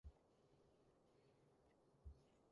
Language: Cantonese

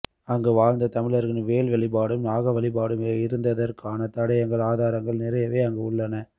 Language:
Tamil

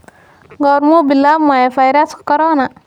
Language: Somali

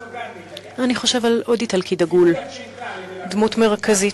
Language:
Hebrew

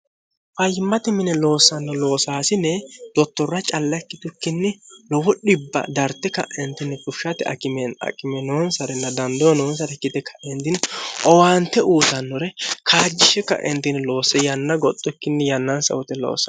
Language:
Sidamo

